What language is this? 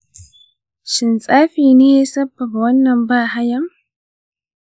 Hausa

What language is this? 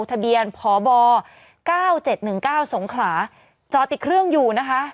Thai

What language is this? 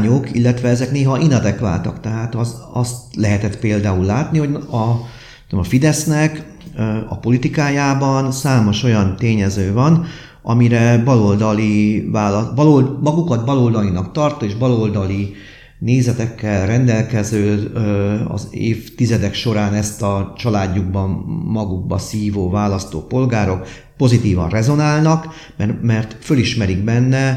Hungarian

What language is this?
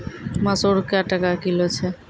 Maithili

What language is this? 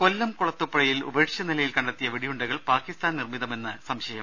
Malayalam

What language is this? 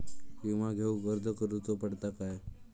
Marathi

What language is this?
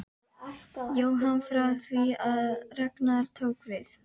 Icelandic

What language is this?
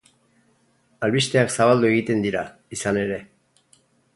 Basque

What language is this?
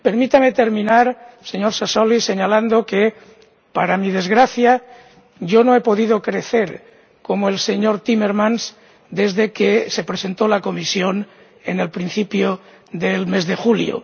Spanish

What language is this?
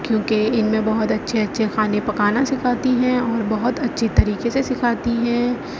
Urdu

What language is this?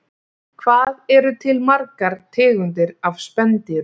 Icelandic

